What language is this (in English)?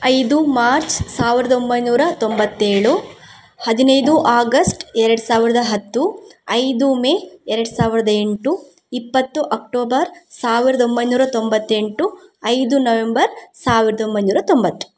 Kannada